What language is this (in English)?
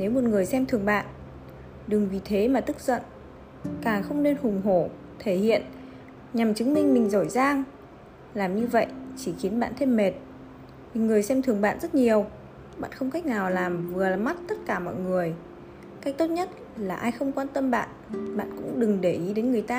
Vietnamese